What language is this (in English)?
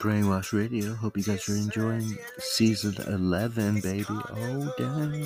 English